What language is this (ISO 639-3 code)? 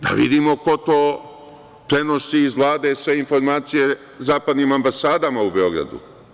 srp